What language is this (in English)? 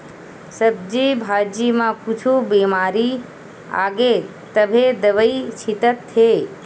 Chhattisgarhi